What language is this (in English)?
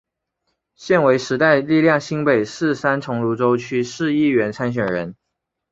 Chinese